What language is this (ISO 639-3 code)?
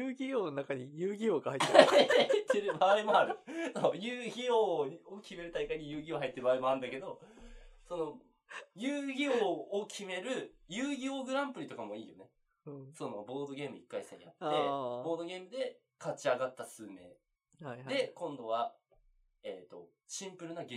jpn